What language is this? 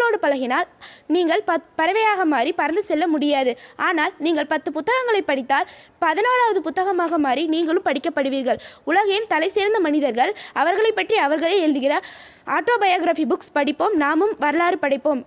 Tamil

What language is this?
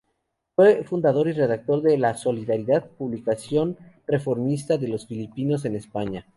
Spanish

